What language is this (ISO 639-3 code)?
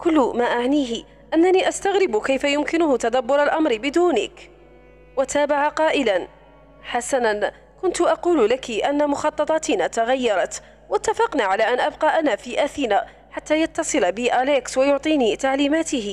ara